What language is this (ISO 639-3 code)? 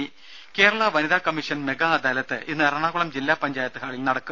mal